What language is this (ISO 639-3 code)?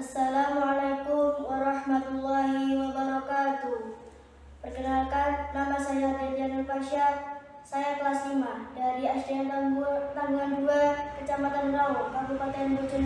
ind